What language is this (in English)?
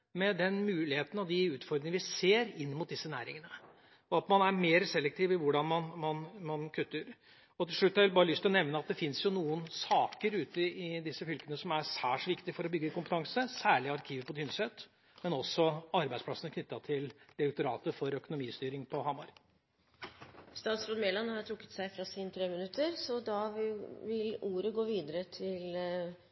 Norwegian